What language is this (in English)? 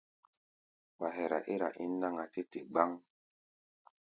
Gbaya